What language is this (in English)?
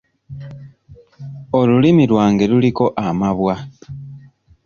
Ganda